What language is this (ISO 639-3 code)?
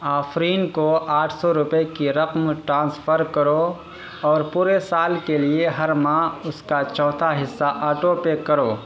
urd